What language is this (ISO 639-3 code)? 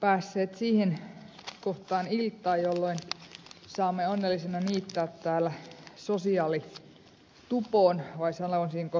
fin